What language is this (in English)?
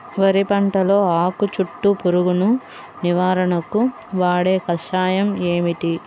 Telugu